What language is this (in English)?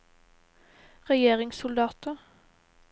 Norwegian